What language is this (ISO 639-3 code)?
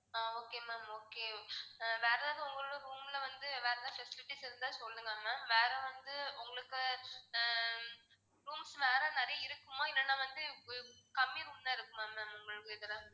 tam